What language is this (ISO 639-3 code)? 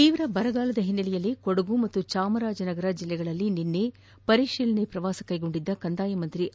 kan